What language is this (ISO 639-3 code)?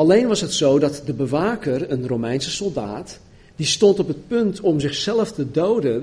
nld